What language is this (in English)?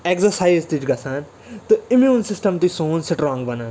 Kashmiri